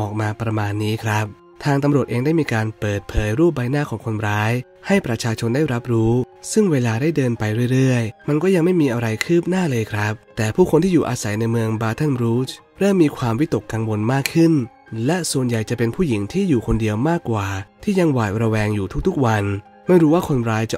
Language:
Thai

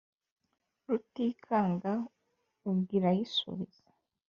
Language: Kinyarwanda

